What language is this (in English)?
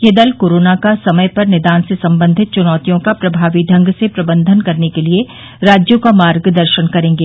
Hindi